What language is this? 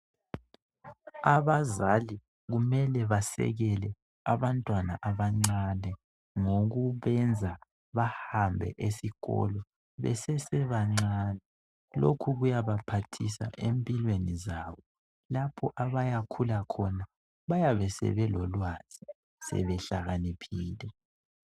North Ndebele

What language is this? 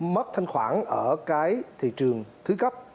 Vietnamese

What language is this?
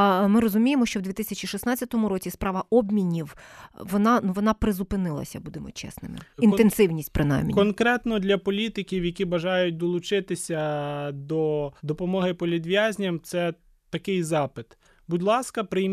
Ukrainian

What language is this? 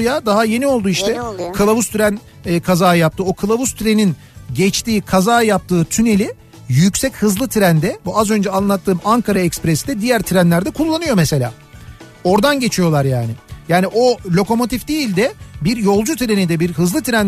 Turkish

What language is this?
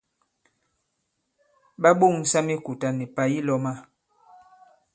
Bankon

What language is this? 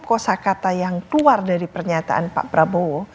Indonesian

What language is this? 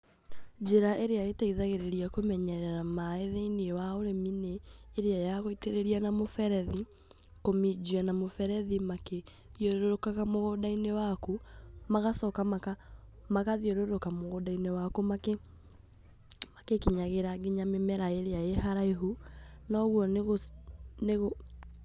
Kikuyu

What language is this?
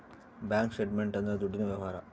Kannada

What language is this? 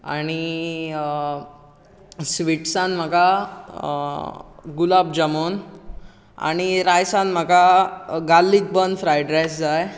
Konkani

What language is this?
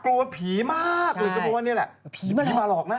Thai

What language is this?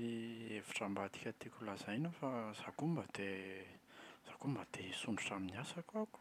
Malagasy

